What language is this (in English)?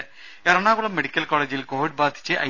Malayalam